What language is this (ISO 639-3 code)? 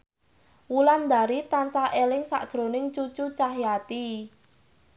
jav